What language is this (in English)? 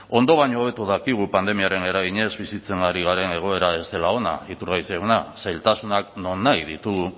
Basque